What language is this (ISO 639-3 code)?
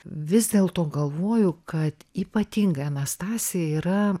lit